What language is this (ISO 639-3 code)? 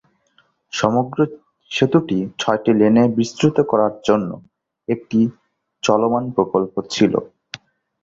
ben